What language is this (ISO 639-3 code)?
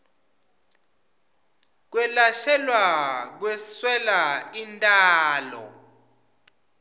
ssw